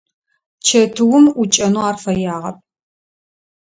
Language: Adyghe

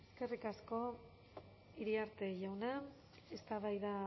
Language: Basque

